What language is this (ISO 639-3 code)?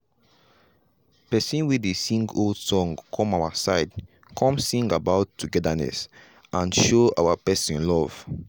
pcm